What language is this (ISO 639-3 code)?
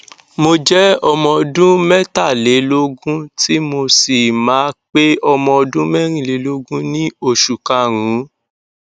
yor